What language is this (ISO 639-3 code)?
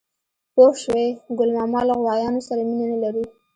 pus